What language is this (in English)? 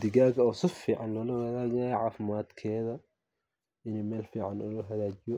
Somali